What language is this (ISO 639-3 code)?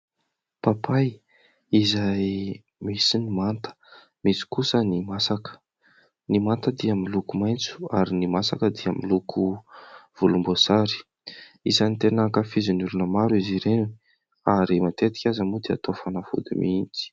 mlg